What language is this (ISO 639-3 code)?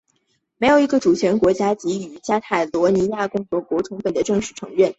zho